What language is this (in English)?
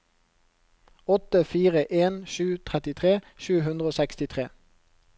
Norwegian